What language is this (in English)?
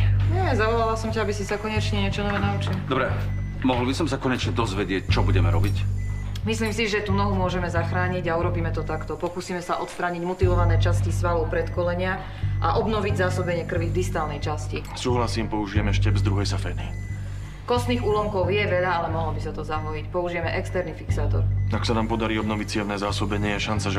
Slovak